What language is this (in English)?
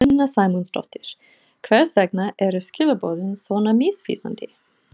Icelandic